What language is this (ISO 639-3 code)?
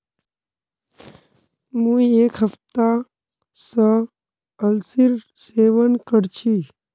mag